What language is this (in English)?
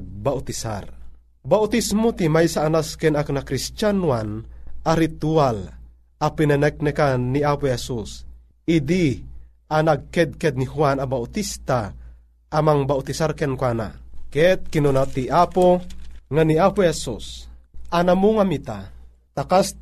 Filipino